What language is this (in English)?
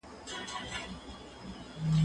Pashto